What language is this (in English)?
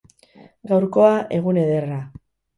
Basque